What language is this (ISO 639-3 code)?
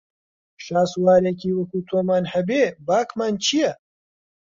ckb